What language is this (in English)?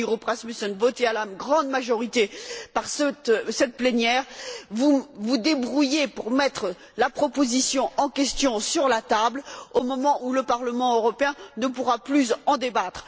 French